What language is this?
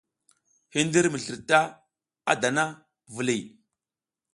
South Giziga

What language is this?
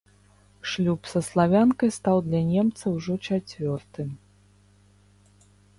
Belarusian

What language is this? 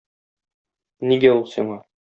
Tatar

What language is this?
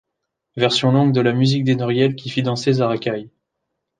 French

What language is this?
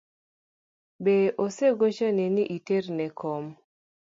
Luo (Kenya and Tanzania)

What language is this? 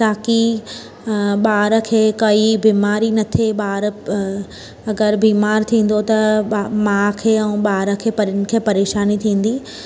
Sindhi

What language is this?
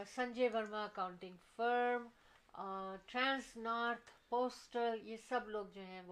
Urdu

